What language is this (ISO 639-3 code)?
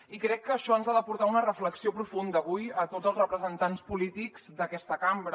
cat